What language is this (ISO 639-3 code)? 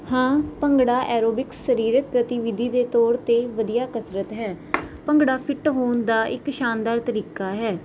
pan